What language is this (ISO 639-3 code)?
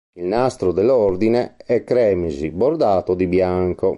ita